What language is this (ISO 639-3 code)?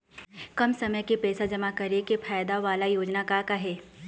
hne